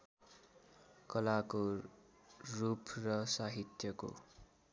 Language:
Nepali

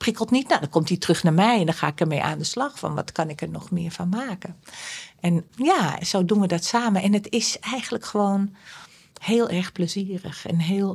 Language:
Dutch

